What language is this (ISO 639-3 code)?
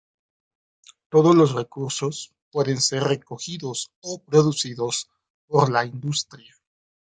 spa